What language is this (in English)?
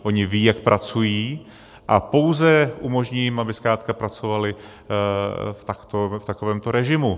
Czech